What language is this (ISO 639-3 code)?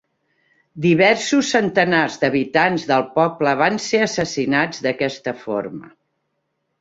cat